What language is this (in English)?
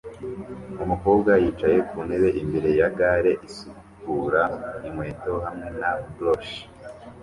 Kinyarwanda